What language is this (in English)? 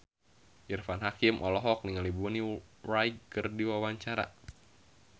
Sundanese